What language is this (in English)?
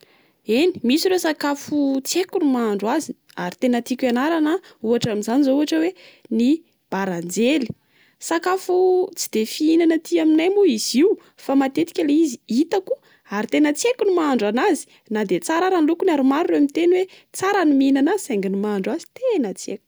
Malagasy